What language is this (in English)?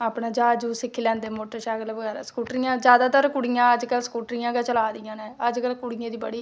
Dogri